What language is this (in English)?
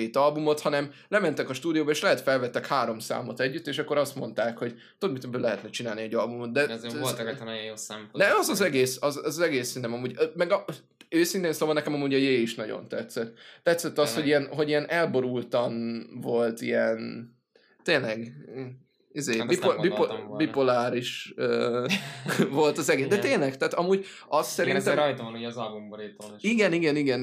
Hungarian